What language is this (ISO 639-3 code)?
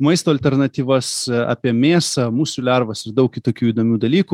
lit